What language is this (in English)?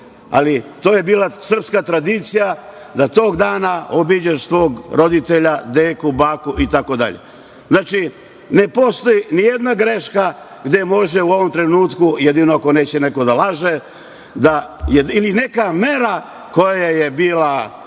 Serbian